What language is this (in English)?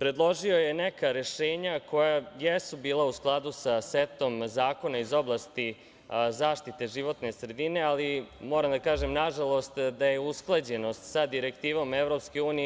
Serbian